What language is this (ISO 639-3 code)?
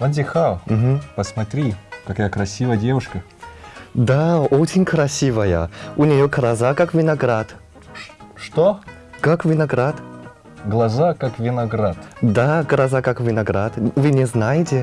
rus